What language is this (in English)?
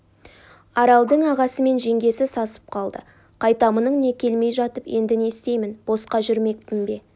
Kazakh